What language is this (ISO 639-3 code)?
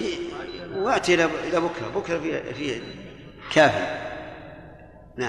ara